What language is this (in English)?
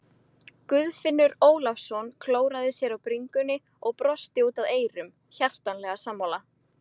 Icelandic